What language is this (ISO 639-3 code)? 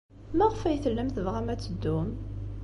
kab